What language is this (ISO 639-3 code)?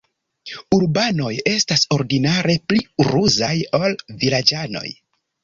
epo